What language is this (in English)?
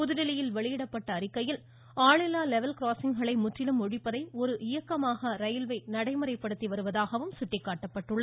Tamil